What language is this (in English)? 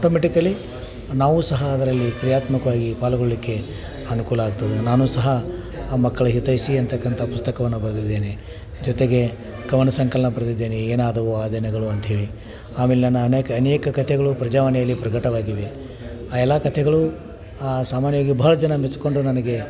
Kannada